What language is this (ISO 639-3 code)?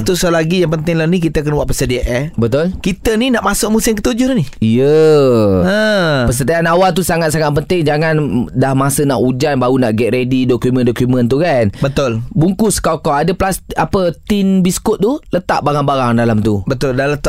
msa